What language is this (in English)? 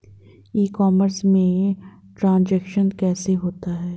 Hindi